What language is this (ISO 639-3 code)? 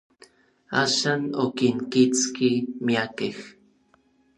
nlv